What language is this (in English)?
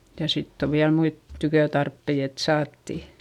Finnish